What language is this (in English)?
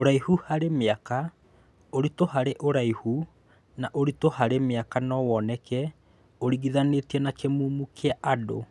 Kikuyu